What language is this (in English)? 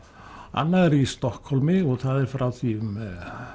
Icelandic